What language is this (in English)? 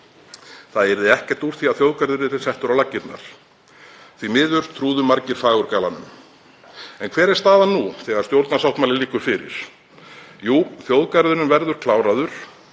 Icelandic